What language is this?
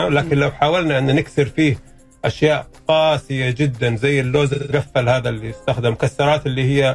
Arabic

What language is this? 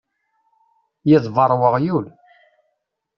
Kabyle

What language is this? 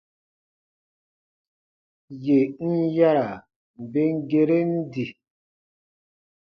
Baatonum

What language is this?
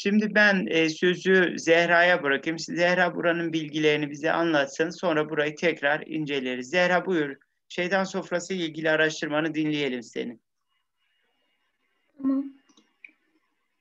Turkish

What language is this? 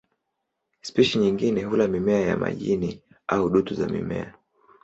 Swahili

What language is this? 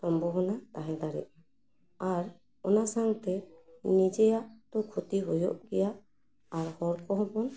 Santali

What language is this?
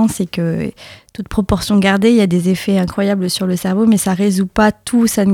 French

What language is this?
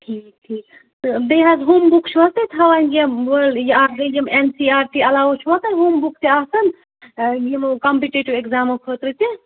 Kashmiri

